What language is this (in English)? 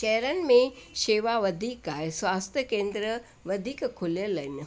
Sindhi